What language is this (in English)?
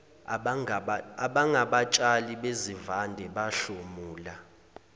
Zulu